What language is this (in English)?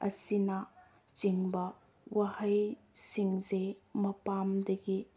Manipuri